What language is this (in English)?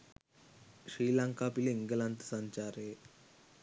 Sinhala